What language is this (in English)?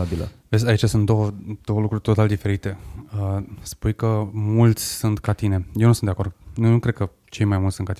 Romanian